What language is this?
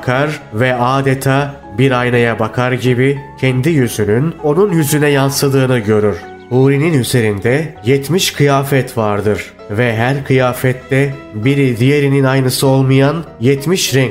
Turkish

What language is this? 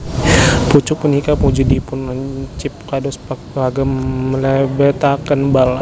Javanese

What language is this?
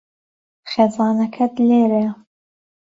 Central Kurdish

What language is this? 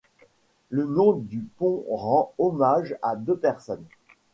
French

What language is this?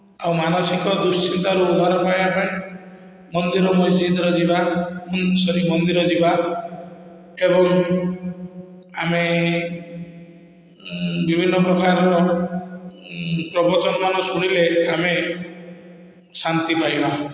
Odia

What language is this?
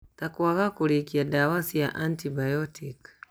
Kikuyu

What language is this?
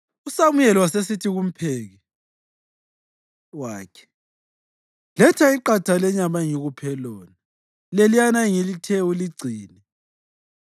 North Ndebele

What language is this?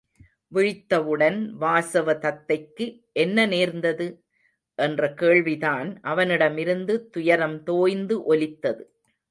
Tamil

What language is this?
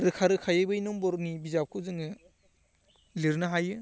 Bodo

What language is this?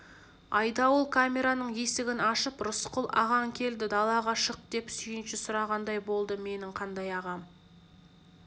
Kazakh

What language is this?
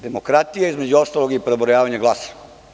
Serbian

